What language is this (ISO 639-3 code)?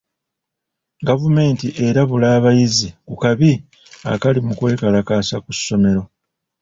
lug